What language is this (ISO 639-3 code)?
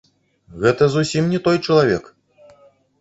bel